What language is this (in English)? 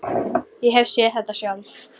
Icelandic